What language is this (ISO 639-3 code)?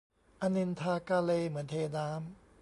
tha